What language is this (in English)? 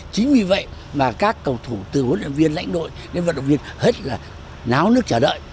Vietnamese